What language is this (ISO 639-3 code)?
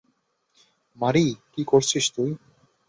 ben